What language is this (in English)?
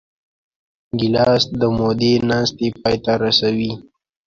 Pashto